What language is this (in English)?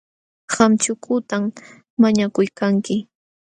Jauja Wanca Quechua